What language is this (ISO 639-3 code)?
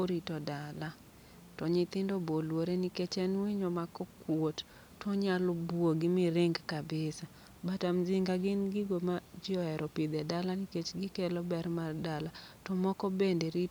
luo